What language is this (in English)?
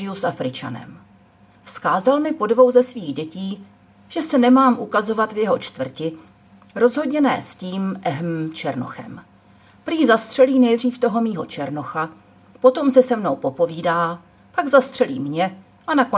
Czech